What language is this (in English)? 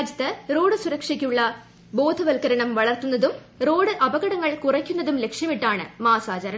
Malayalam